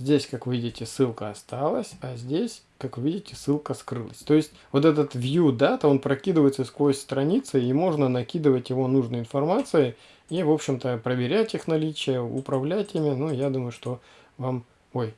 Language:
Russian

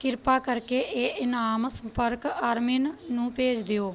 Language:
Punjabi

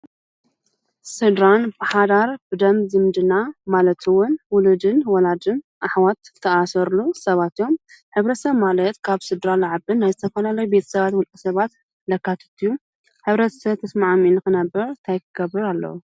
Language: Tigrinya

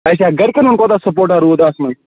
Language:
Kashmiri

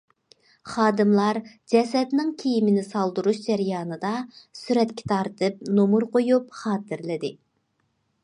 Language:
Uyghur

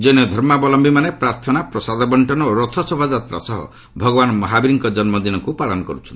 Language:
Odia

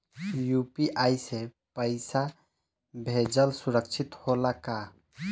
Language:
Bhojpuri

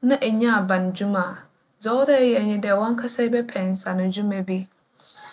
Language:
Akan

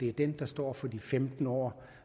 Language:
Danish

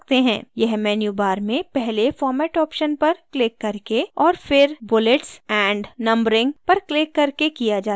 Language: Hindi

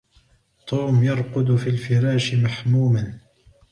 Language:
Arabic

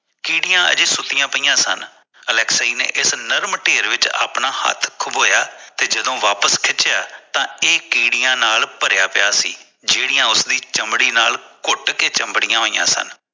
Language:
Punjabi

